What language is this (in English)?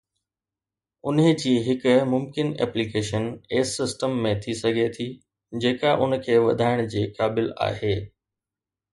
Sindhi